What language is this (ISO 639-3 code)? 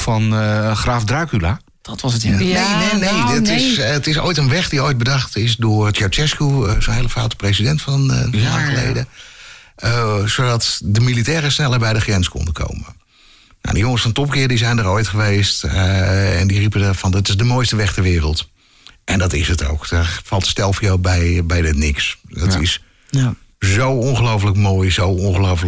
nld